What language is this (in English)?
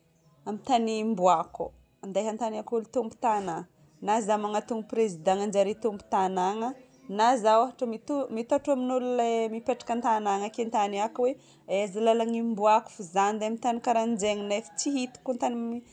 Northern Betsimisaraka Malagasy